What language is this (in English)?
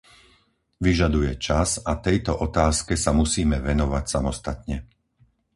Slovak